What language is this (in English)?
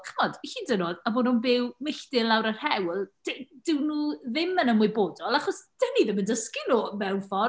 Welsh